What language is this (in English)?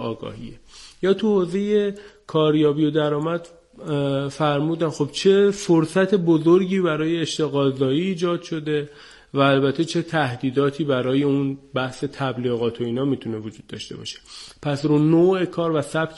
Persian